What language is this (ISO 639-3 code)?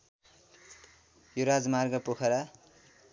nep